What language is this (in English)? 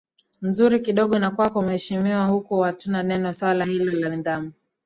Swahili